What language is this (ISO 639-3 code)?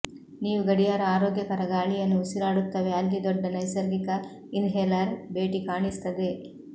kan